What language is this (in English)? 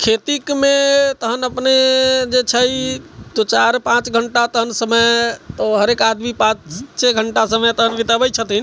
Maithili